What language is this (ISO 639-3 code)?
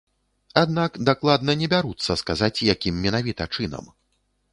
bel